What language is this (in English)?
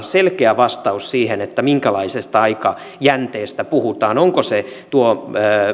Finnish